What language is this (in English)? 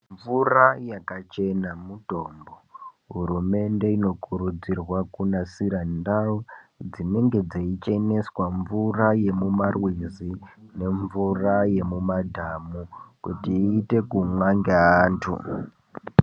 Ndau